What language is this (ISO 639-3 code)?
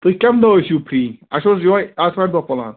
kas